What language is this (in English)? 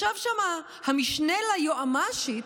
Hebrew